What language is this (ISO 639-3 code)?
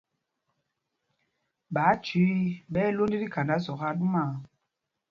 mgg